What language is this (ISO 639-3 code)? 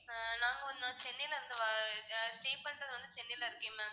tam